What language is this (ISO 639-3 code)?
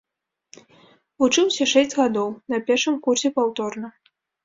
bel